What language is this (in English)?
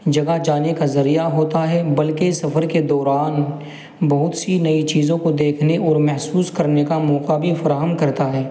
Urdu